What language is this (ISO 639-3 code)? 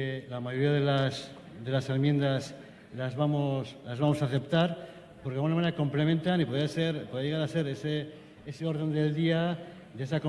spa